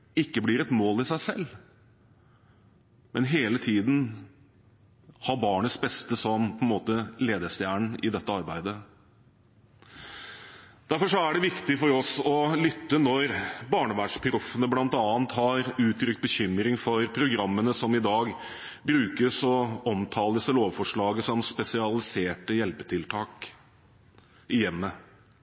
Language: Norwegian Bokmål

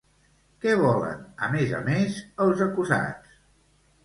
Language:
Catalan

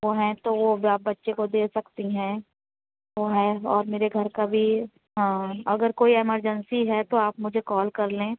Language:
Urdu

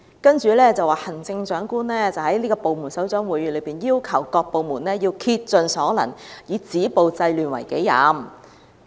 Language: Cantonese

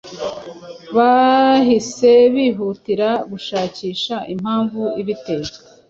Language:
Kinyarwanda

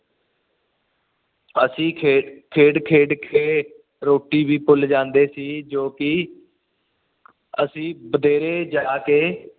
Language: Punjabi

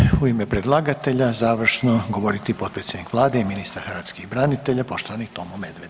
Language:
Croatian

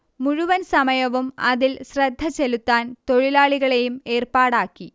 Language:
Malayalam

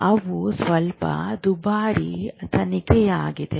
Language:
Kannada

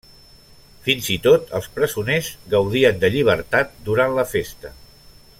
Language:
Catalan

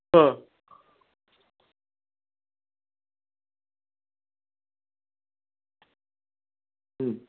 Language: Bangla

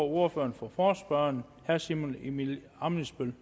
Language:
Danish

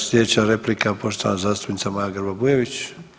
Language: Croatian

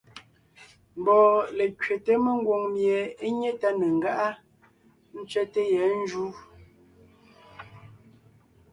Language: Ngiemboon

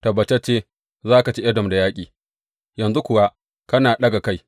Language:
Hausa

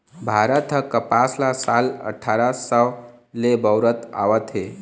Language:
Chhattisgarhi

